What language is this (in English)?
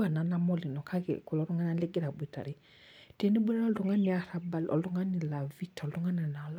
Masai